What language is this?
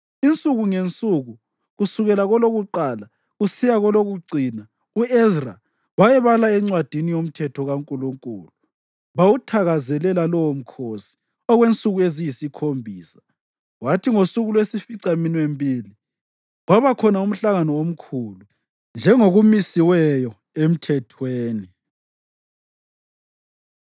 North Ndebele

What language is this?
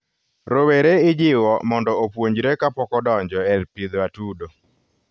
Luo (Kenya and Tanzania)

